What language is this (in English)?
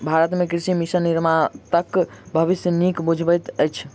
Maithili